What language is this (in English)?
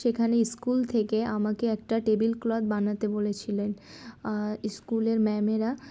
Bangla